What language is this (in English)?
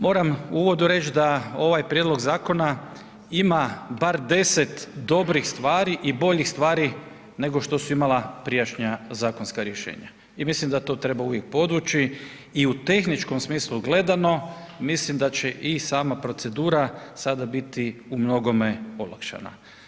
Croatian